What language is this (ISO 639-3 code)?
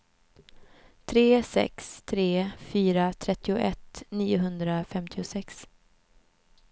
swe